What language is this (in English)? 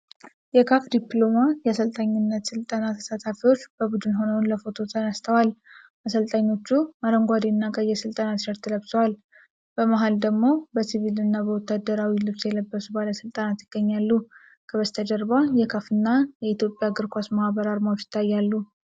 Amharic